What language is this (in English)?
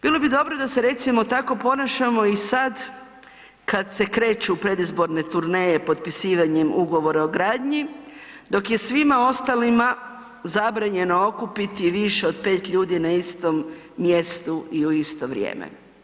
Croatian